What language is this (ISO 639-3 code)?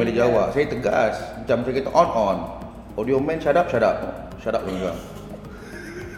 msa